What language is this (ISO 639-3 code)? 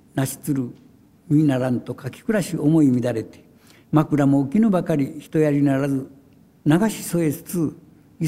jpn